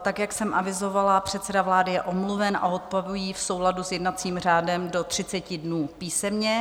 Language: Czech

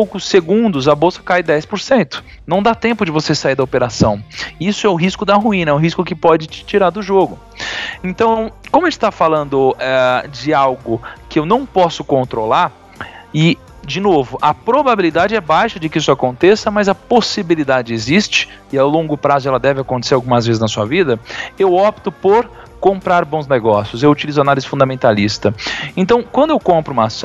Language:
Portuguese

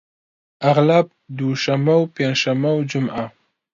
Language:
Central Kurdish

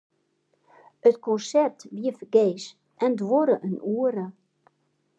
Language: Western Frisian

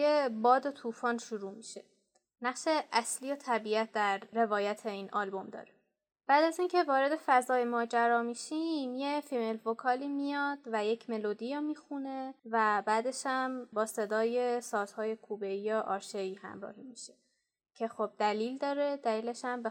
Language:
Persian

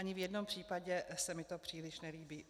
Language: Czech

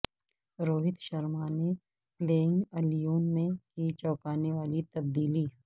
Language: Urdu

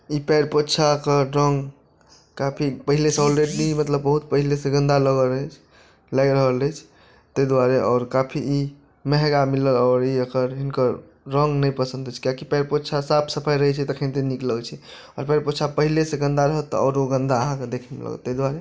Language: Maithili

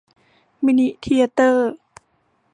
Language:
Thai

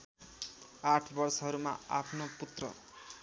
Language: Nepali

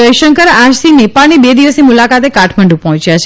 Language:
Gujarati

